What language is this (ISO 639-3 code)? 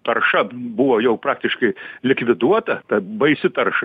lit